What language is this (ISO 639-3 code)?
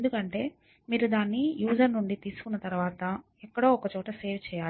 tel